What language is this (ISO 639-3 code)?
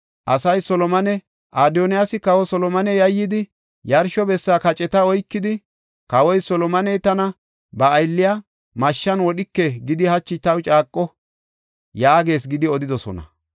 gof